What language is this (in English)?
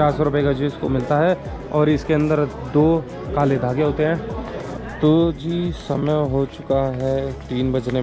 Hindi